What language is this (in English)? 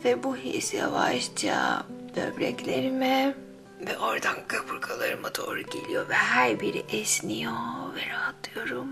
Turkish